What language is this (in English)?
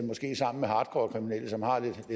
Danish